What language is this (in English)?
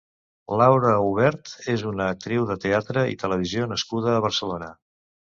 Catalan